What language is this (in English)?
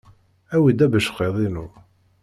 Kabyle